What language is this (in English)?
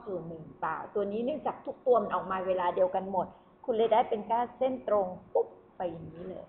Thai